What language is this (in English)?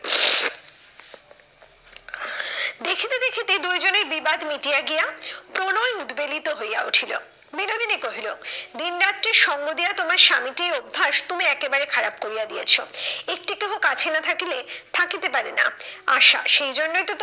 Bangla